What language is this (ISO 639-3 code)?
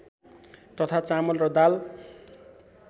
nep